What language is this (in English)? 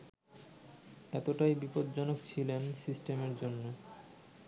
Bangla